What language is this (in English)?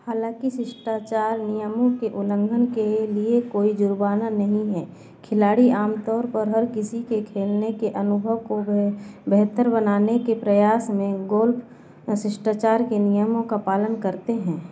Hindi